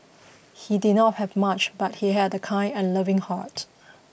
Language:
English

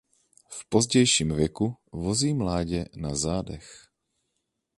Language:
Czech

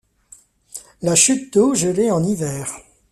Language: French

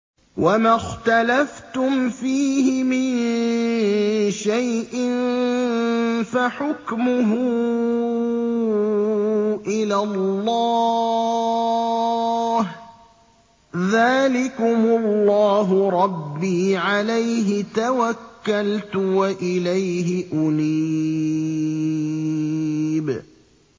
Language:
Arabic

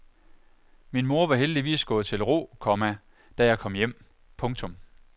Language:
Danish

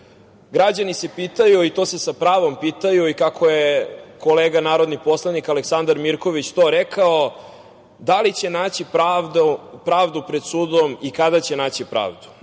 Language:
Serbian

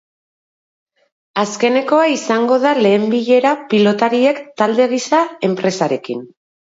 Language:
Basque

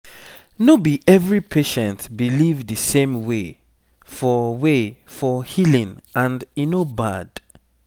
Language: Nigerian Pidgin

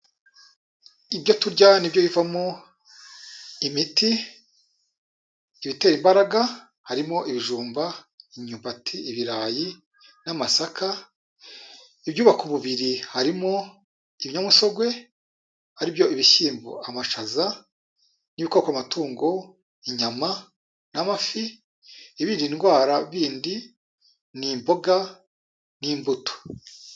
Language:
Kinyarwanda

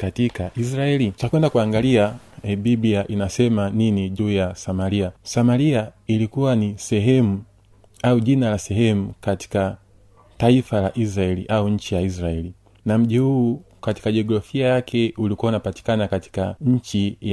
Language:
Swahili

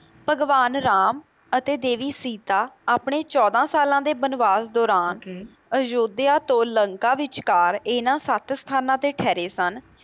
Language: Punjabi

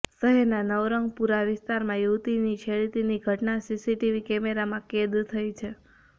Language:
Gujarati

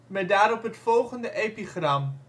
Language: Dutch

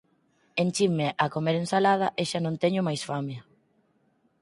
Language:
Galician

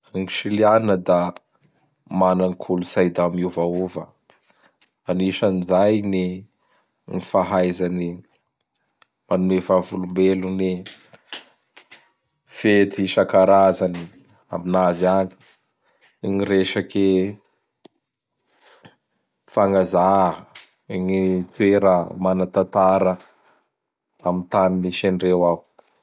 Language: Bara Malagasy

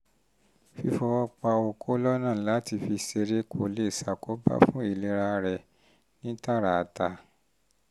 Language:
Yoruba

